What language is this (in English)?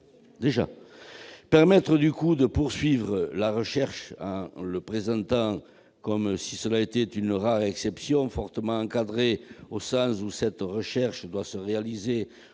French